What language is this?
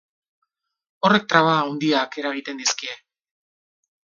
Basque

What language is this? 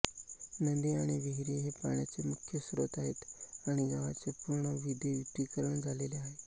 Marathi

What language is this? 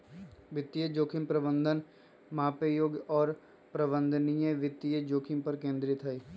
Magahi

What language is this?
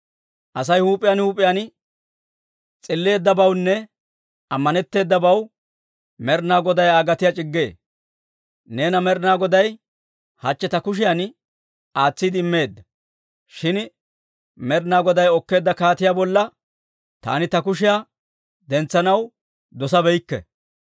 Dawro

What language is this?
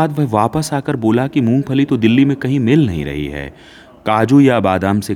Hindi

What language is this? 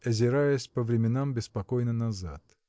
Russian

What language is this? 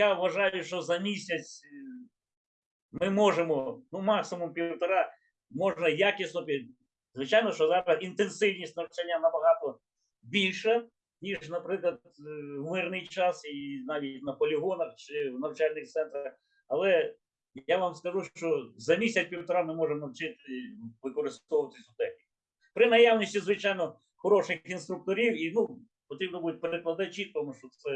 Ukrainian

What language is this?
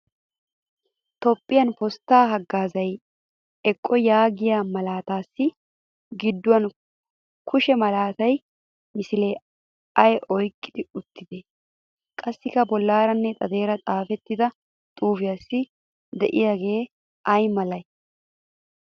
Wolaytta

